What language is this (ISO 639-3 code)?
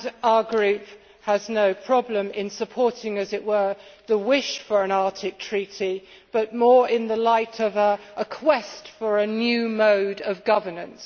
eng